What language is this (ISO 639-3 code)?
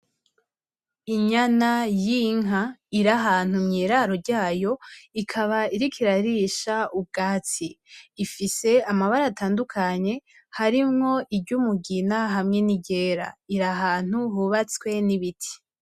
run